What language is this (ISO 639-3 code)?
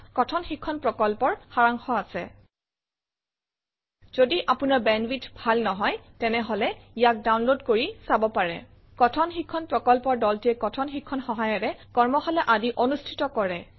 asm